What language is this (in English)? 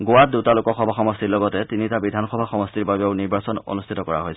Assamese